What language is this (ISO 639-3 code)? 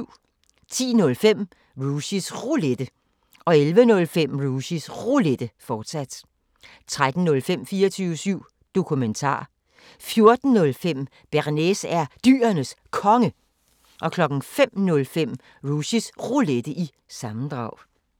dan